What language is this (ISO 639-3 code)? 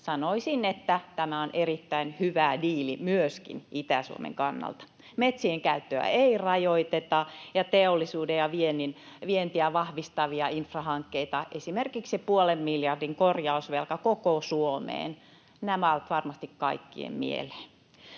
fin